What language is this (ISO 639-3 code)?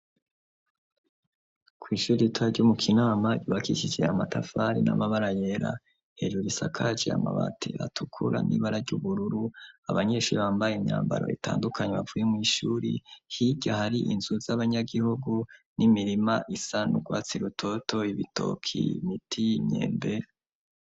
run